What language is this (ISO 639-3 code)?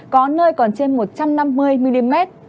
vie